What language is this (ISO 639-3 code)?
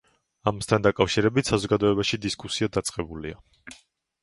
kat